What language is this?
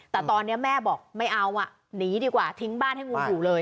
Thai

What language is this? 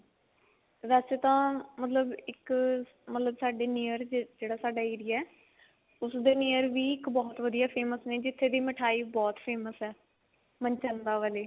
Punjabi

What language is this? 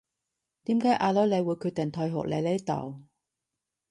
Cantonese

